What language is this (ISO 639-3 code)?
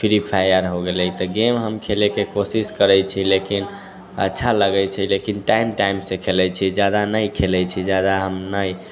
mai